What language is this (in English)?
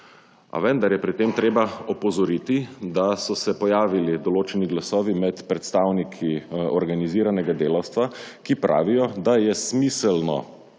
Slovenian